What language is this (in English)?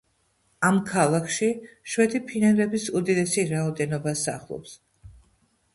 Georgian